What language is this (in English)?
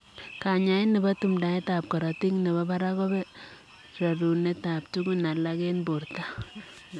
Kalenjin